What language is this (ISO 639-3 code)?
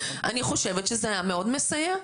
heb